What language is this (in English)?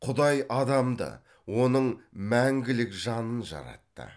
Kazakh